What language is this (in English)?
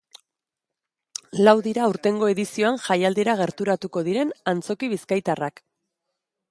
Basque